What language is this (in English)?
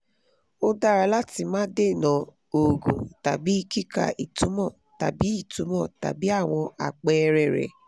Yoruba